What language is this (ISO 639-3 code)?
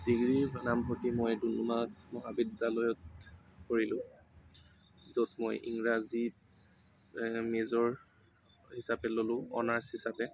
asm